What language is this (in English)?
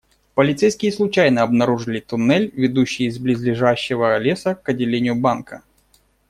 Russian